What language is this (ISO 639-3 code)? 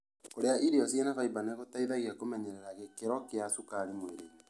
kik